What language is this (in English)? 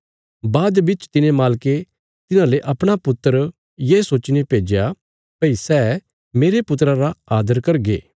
Bilaspuri